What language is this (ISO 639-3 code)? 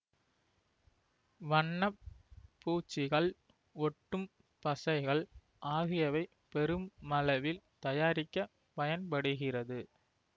tam